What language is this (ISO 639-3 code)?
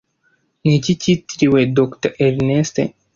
kin